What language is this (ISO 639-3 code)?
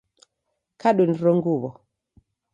dav